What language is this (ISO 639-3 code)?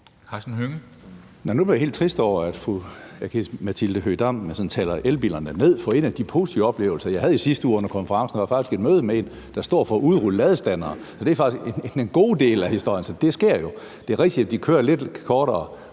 dan